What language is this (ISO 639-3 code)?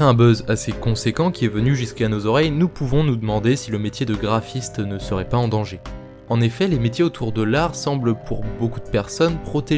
fra